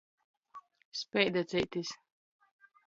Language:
Latgalian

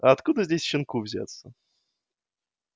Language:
Russian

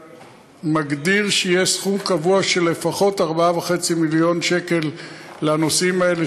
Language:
Hebrew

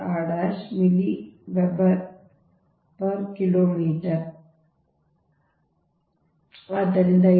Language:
Kannada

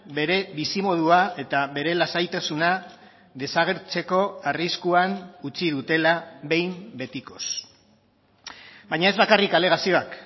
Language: Basque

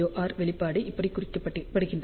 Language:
Tamil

